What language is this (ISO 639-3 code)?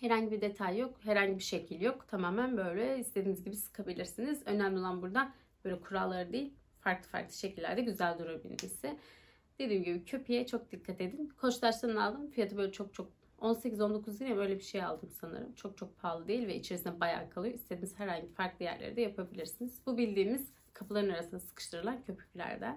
tur